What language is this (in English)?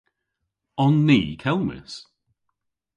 Cornish